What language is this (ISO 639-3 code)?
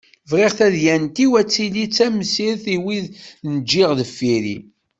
kab